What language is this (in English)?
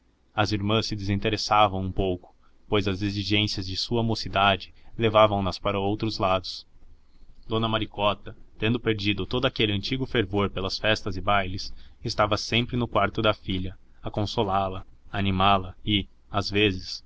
Portuguese